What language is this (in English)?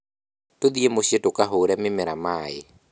Kikuyu